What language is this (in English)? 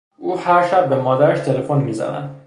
Persian